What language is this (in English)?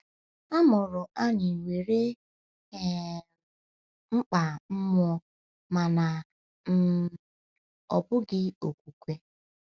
Igbo